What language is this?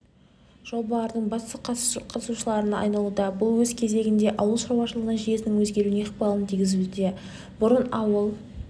Kazakh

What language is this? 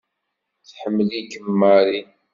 Kabyle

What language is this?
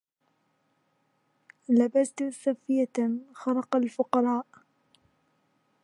Arabic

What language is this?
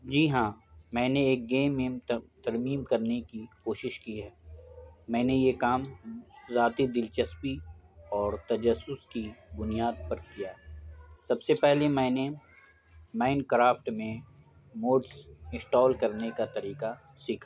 Urdu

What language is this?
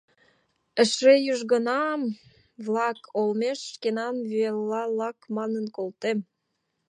Mari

